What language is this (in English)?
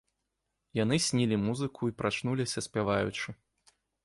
Belarusian